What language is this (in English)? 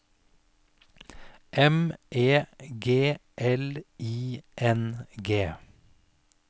Norwegian